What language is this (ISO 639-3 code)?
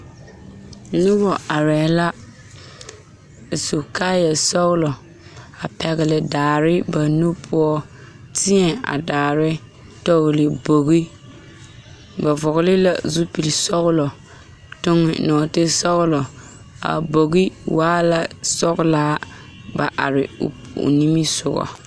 dga